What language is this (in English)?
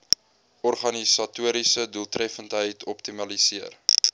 Afrikaans